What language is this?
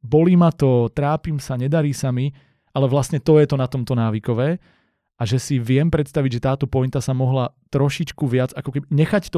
Slovak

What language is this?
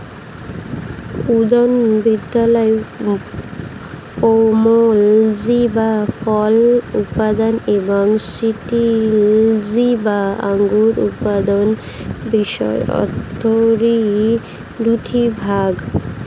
Bangla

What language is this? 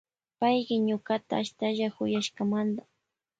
Loja Highland Quichua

